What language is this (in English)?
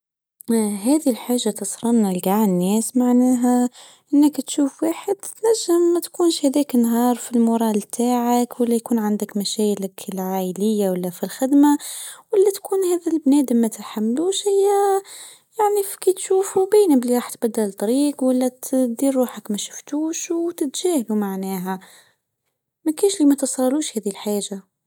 Tunisian Arabic